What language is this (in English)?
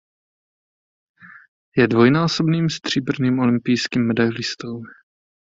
Czech